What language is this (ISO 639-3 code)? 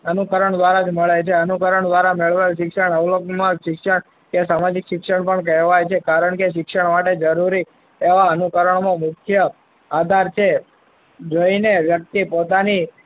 guj